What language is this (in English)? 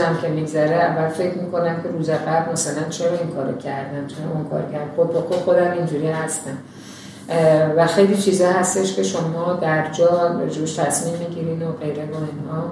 Persian